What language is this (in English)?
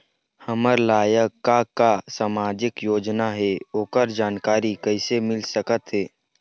Chhattisgarhi